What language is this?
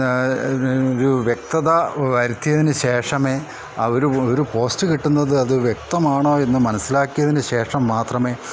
Malayalam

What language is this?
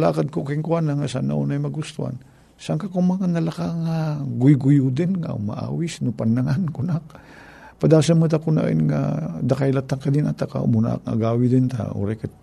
Filipino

